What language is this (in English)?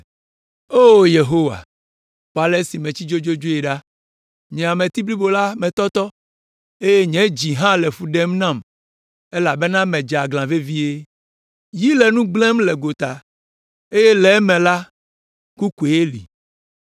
Ewe